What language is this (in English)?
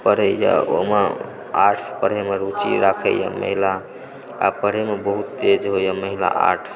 Maithili